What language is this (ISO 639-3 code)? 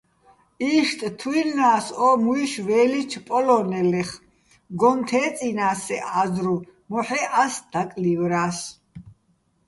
bbl